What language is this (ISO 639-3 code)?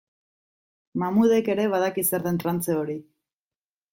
eus